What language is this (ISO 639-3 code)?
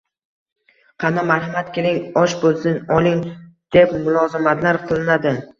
uzb